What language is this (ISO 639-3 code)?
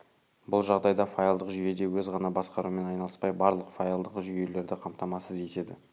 kaz